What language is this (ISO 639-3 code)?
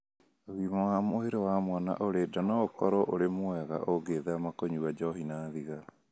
kik